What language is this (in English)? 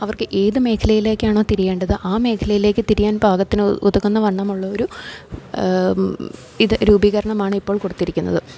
Malayalam